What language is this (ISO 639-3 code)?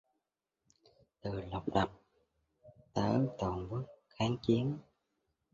vie